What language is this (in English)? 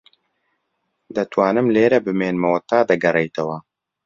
Central Kurdish